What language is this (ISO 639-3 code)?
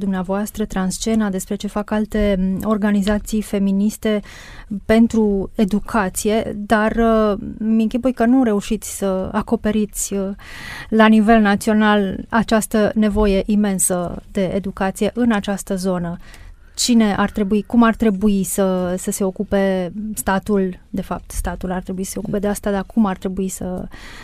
ron